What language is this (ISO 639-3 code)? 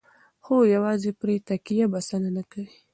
pus